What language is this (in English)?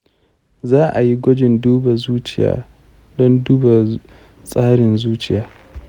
Hausa